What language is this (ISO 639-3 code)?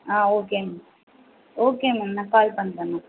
tam